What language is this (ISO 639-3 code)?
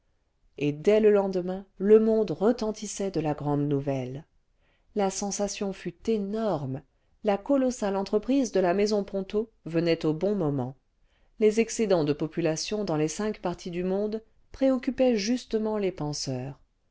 fra